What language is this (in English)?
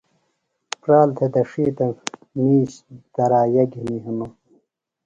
Phalura